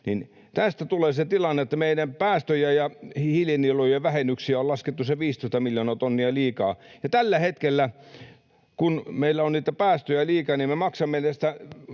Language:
Finnish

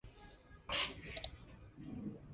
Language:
Chinese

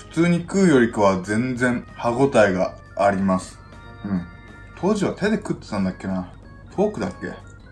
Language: Japanese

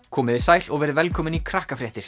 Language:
Icelandic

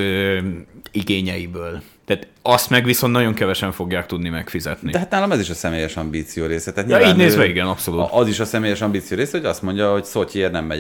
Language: Hungarian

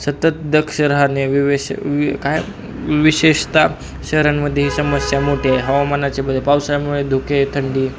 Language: Marathi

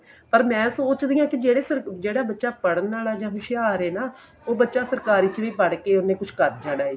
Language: Punjabi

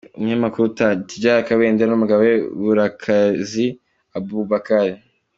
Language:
Kinyarwanda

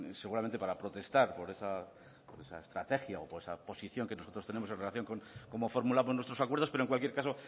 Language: Spanish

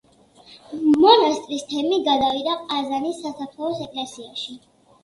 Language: Georgian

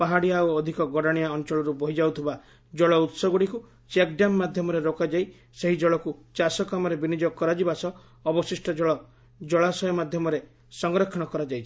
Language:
Odia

